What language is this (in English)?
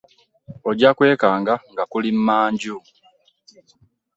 Ganda